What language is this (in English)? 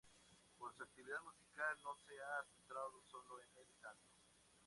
Spanish